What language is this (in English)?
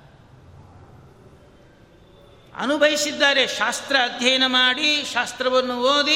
Kannada